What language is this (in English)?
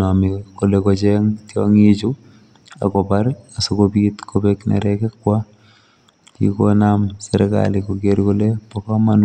Kalenjin